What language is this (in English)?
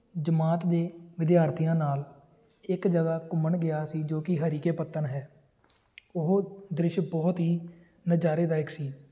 Punjabi